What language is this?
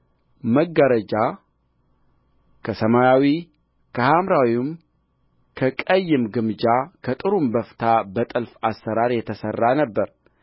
Amharic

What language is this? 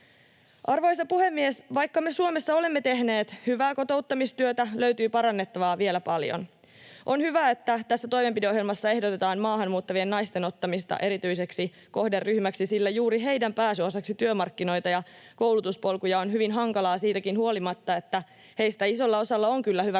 Finnish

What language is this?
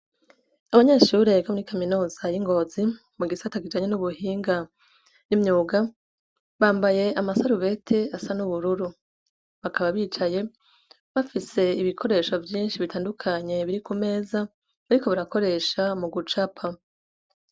Rundi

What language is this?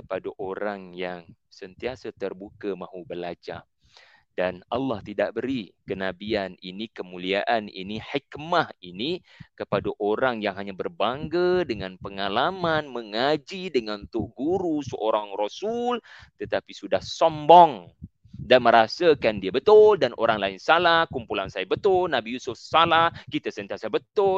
Malay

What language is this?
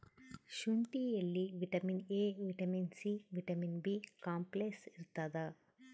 Kannada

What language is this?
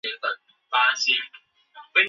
Chinese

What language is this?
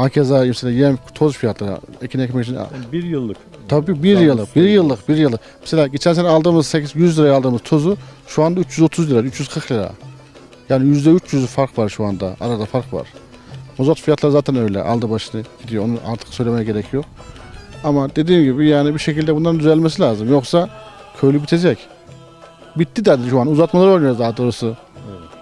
Turkish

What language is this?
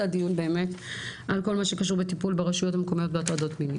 Hebrew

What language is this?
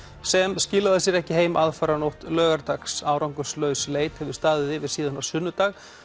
Icelandic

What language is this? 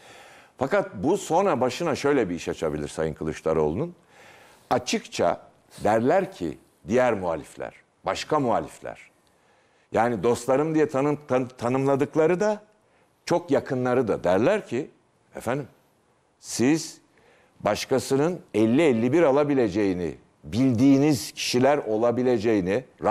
Turkish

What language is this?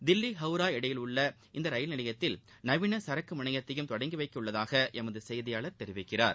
Tamil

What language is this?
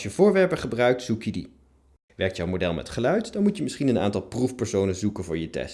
Dutch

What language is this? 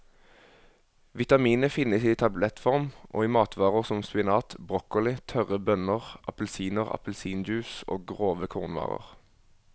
Norwegian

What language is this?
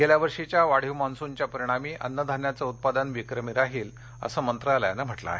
Marathi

